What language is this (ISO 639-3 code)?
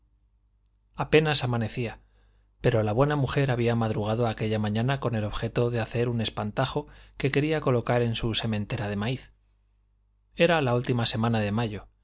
spa